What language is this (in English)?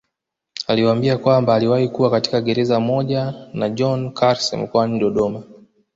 Swahili